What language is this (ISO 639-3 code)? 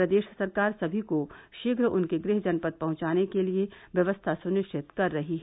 hin